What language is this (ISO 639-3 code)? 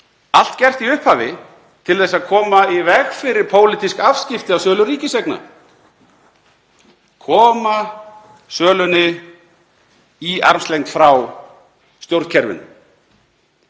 isl